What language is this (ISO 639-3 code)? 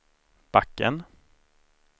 swe